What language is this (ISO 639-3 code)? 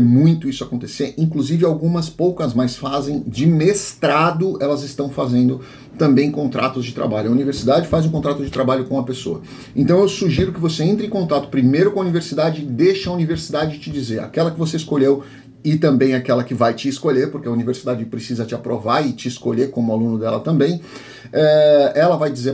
por